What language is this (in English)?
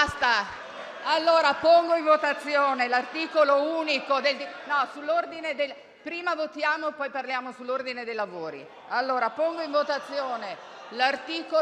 Italian